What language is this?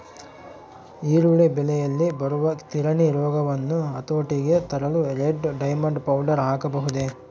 Kannada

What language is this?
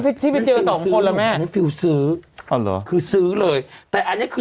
Thai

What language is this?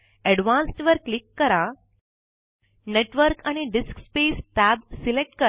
Marathi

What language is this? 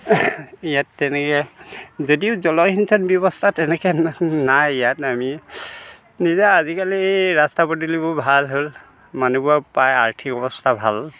Assamese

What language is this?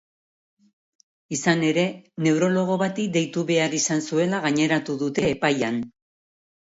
Basque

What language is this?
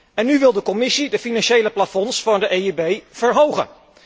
Dutch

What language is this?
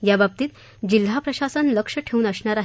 Marathi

